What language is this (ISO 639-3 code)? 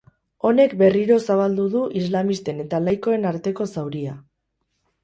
eus